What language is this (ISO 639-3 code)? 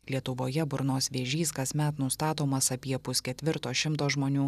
lit